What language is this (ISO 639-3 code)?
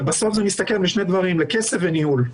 heb